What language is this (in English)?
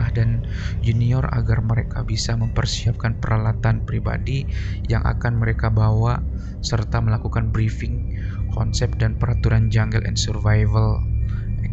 Indonesian